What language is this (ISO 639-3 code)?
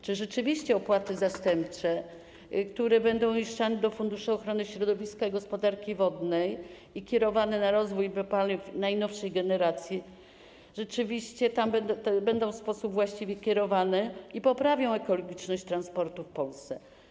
pol